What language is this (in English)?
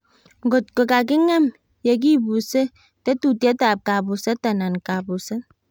Kalenjin